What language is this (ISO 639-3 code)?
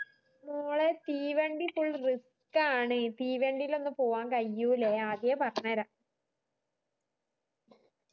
mal